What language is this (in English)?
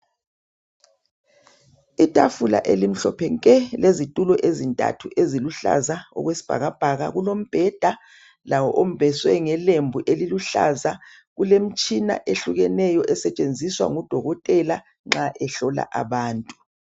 North Ndebele